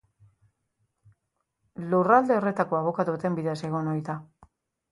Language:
Basque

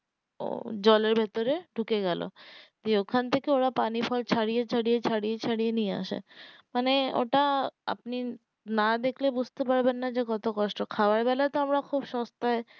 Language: Bangla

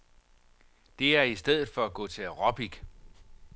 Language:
Danish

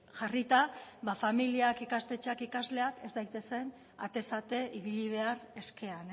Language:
Basque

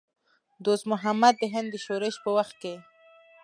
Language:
Pashto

